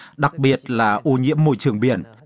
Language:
Vietnamese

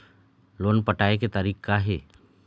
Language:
Chhattisgarhi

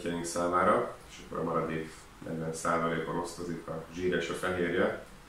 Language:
Hungarian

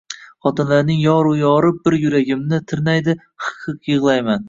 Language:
Uzbek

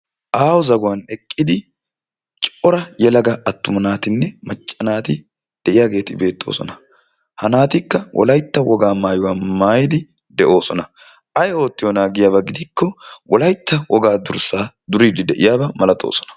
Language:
Wolaytta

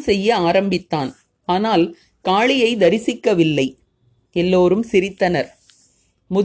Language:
Tamil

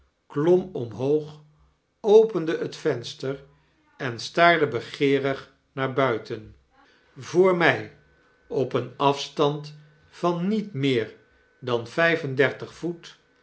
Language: Dutch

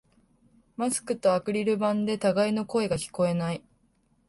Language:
Japanese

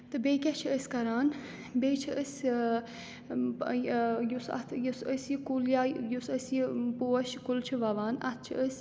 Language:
Kashmiri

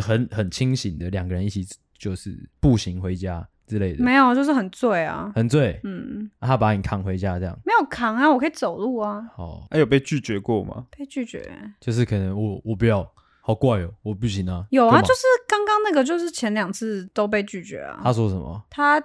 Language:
Chinese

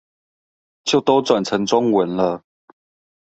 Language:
Chinese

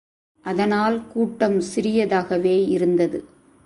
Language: Tamil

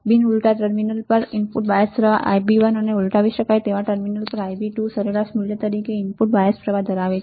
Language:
Gujarati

